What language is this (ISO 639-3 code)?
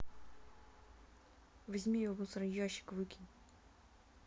rus